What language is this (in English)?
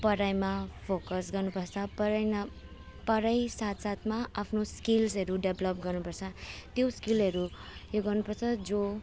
Nepali